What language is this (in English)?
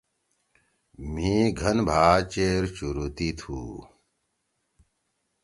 Torwali